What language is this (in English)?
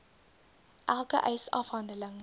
Afrikaans